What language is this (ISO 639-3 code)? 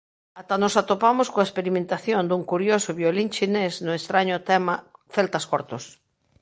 glg